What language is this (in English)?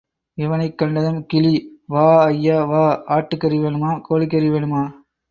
Tamil